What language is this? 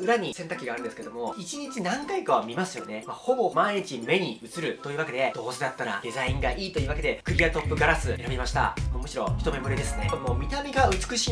Japanese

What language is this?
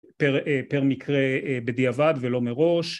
Hebrew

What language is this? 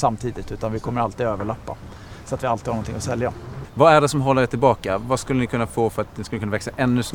Swedish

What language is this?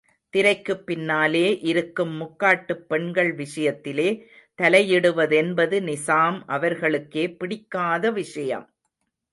Tamil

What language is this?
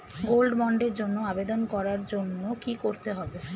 Bangla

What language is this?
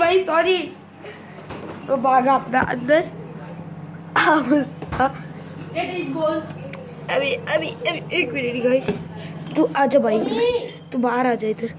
Hindi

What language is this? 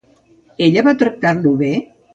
Catalan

